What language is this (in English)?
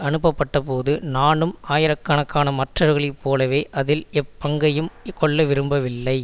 Tamil